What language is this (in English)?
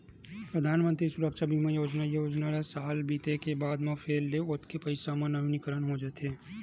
Chhattisgarhi